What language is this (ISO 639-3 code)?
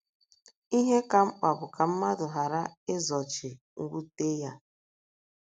ibo